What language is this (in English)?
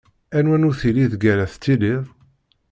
Kabyle